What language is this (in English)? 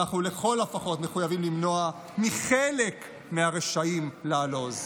Hebrew